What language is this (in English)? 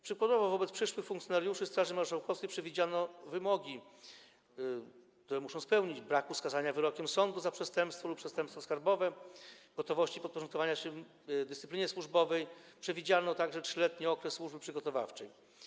Polish